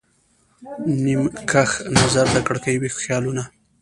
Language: Pashto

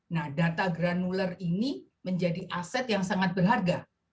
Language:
Indonesian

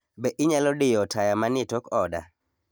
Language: Luo (Kenya and Tanzania)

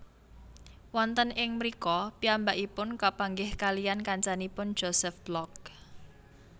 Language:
Javanese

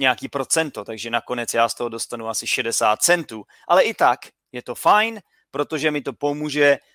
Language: Czech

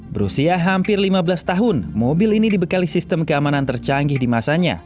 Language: Indonesian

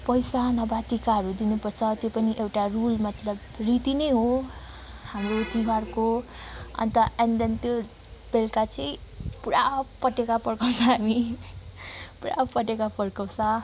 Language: Nepali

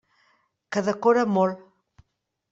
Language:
Catalan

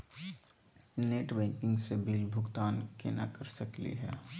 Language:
Magahi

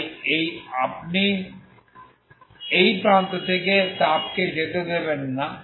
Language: Bangla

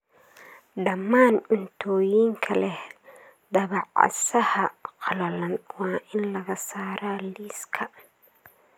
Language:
Somali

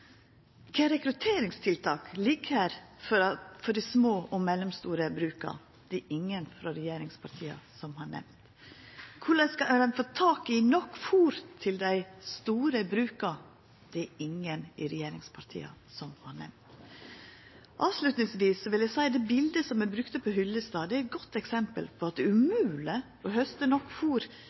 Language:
Norwegian Nynorsk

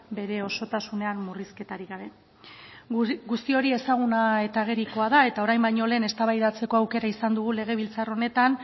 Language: Basque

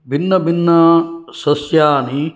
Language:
Sanskrit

